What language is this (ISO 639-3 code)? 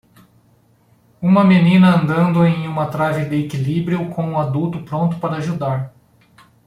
por